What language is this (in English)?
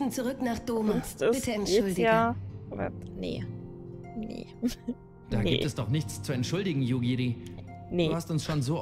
German